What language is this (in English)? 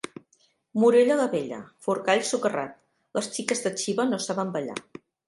Catalan